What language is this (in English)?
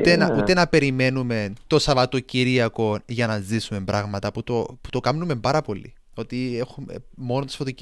Greek